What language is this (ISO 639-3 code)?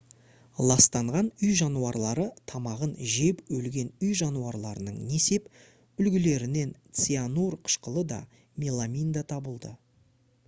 kaz